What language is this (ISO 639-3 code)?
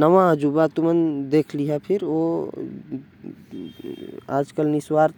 kfp